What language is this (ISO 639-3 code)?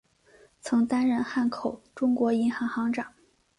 zho